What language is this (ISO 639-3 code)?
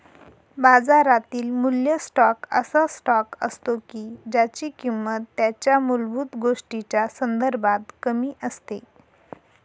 mar